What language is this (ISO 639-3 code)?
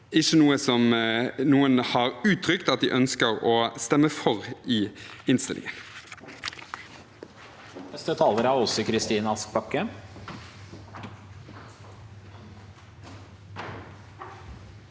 nor